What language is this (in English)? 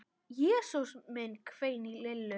Icelandic